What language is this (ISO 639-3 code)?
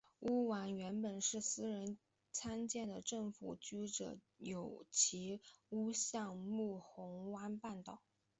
zho